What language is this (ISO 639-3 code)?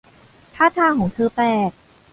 tha